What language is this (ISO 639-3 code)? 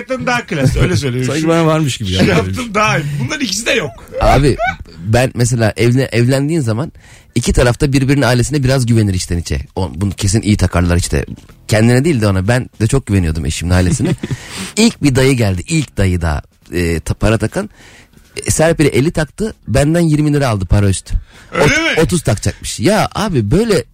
tur